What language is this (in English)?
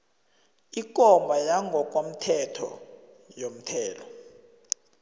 South Ndebele